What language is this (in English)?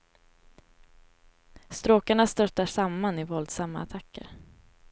Swedish